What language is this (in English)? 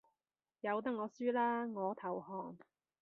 Cantonese